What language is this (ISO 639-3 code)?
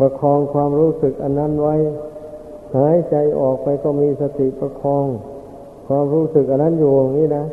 tha